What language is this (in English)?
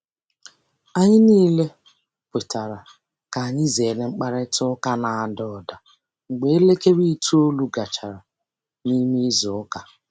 Igbo